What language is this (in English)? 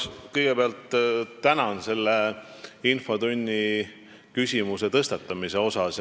Estonian